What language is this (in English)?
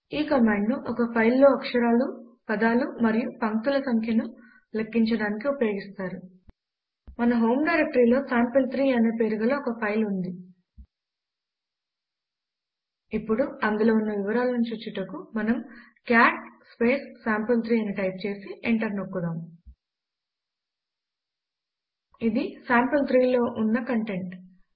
Telugu